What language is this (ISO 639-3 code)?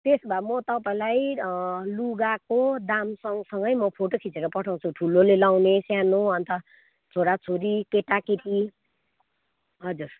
nep